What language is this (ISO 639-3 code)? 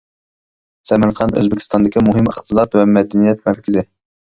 uig